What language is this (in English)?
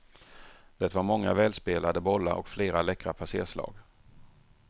Swedish